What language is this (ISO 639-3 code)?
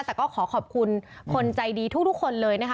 tha